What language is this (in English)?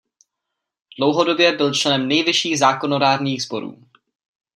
Czech